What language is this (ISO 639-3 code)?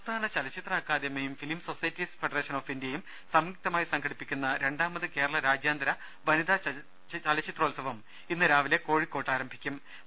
mal